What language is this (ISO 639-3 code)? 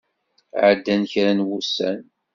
kab